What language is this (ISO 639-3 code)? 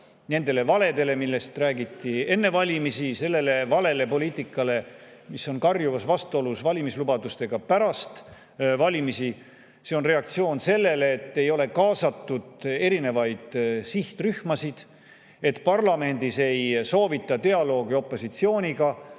est